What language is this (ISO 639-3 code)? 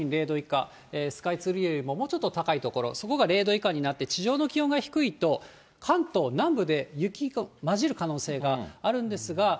jpn